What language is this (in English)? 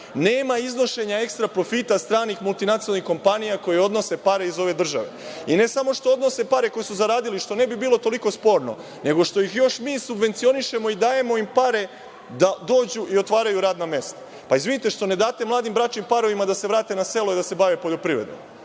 Serbian